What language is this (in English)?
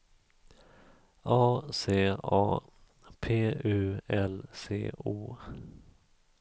Swedish